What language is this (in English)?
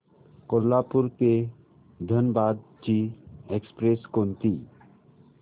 Marathi